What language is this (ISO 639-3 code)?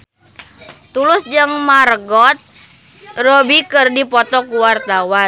sun